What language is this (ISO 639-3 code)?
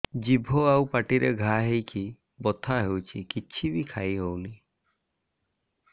ori